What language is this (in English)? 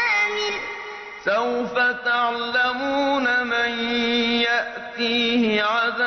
Arabic